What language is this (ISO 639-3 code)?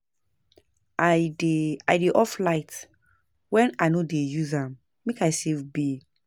pcm